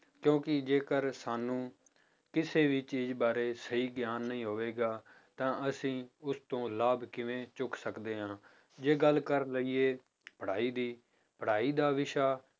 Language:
Punjabi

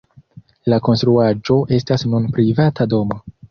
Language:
Esperanto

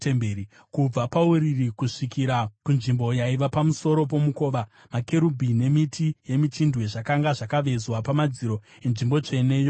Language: Shona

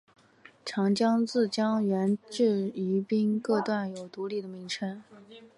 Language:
Chinese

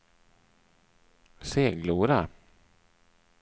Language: Swedish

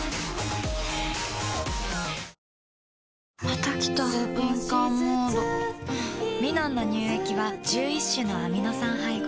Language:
Japanese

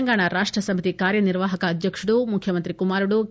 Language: Telugu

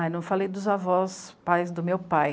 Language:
Portuguese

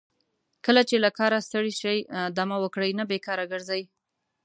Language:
Pashto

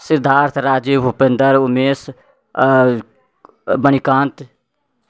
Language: Maithili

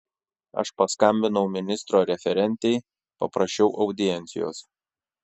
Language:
Lithuanian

